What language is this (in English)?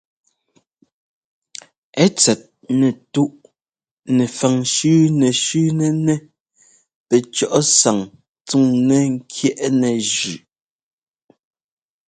Ngomba